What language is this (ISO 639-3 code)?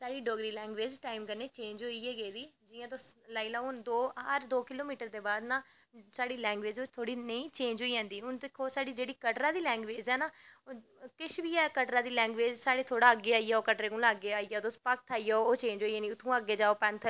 doi